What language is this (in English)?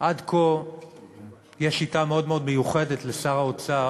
Hebrew